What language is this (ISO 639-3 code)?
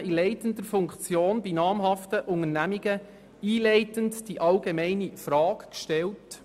gsw